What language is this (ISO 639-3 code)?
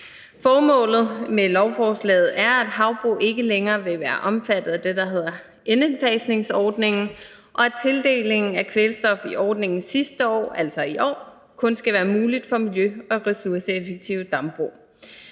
dan